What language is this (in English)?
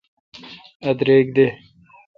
Kalkoti